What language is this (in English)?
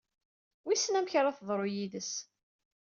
Kabyle